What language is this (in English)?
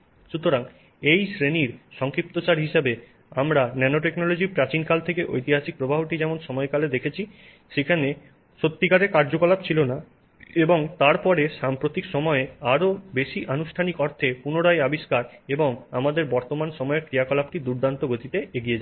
Bangla